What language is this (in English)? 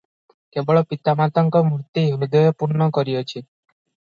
Odia